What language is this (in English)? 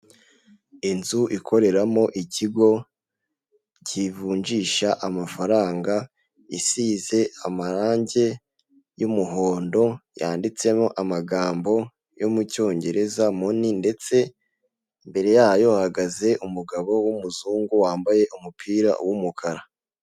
Kinyarwanda